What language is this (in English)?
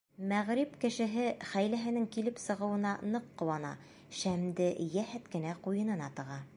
Bashkir